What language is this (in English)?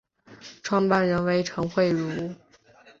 Chinese